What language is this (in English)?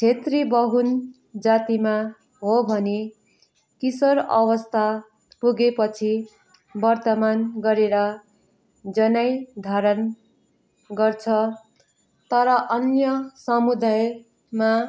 Nepali